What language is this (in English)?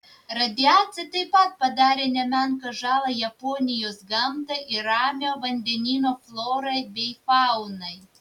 Lithuanian